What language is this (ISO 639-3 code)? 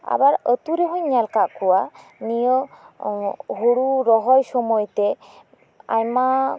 sat